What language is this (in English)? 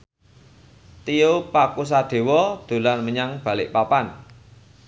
Javanese